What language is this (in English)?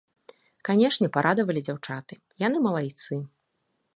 Belarusian